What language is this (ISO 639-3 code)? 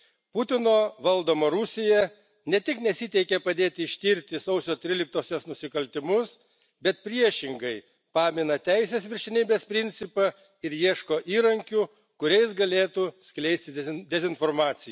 lit